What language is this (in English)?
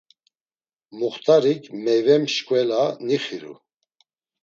Laz